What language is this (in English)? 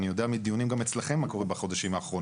Hebrew